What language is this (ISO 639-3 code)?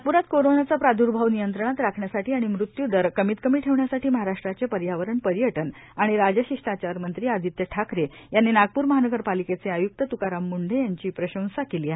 mar